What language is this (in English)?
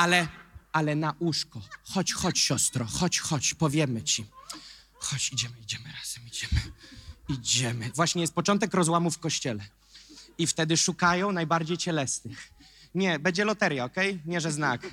Polish